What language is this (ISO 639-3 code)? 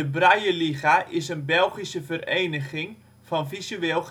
nld